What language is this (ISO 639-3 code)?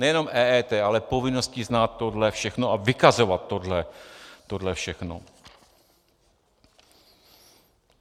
ces